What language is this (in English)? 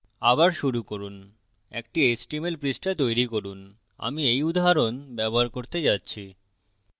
Bangla